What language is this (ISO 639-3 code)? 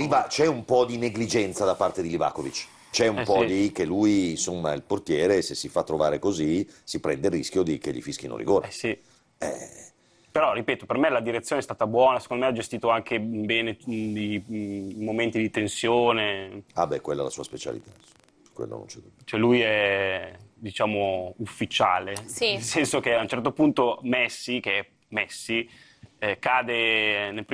ita